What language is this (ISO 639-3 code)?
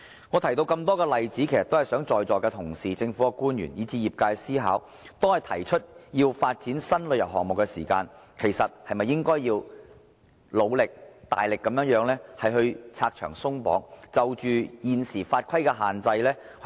yue